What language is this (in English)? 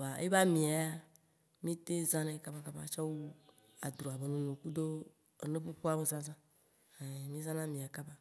Waci Gbe